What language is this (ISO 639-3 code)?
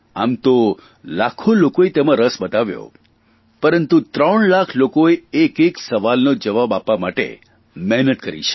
guj